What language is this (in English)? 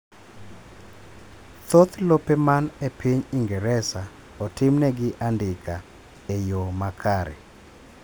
Luo (Kenya and Tanzania)